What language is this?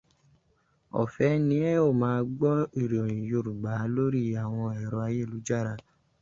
Yoruba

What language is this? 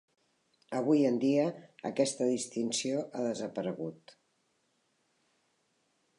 Catalan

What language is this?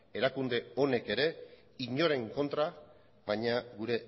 Basque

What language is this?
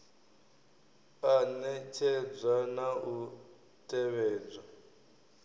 Venda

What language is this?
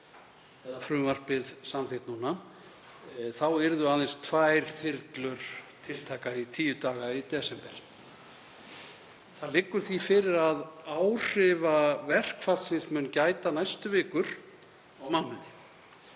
Icelandic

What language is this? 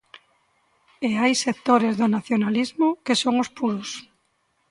Galician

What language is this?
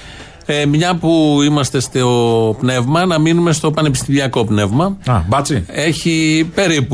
Greek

